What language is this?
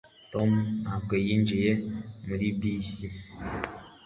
Kinyarwanda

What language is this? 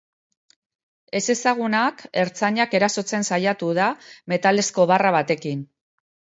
Basque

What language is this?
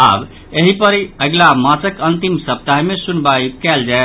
Maithili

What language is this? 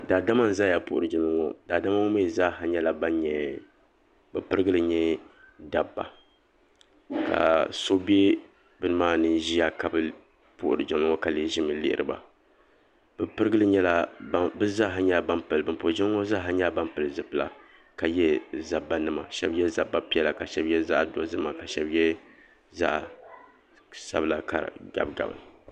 Dagbani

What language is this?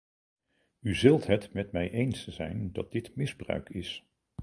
Dutch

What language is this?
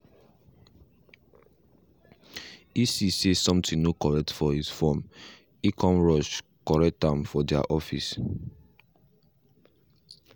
Nigerian Pidgin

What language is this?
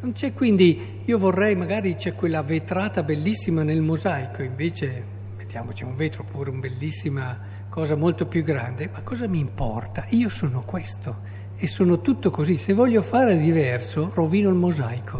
Italian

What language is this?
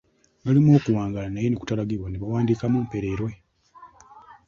Ganda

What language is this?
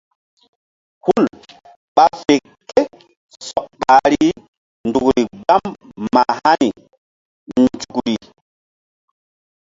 Mbum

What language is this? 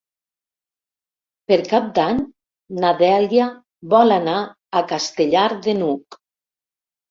Catalan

